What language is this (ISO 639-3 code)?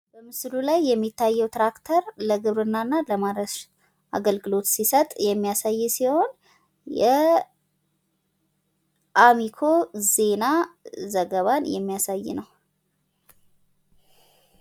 amh